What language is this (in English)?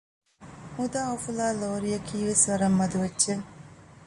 Divehi